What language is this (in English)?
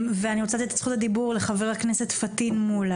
Hebrew